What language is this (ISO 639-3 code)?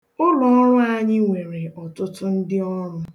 ibo